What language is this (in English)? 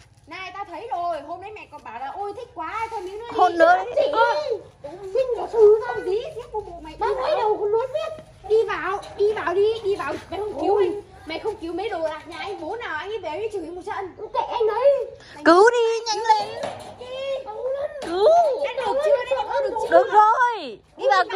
Vietnamese